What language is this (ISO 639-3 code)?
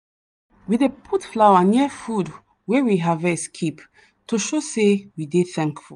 pcm